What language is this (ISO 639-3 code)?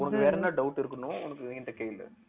tam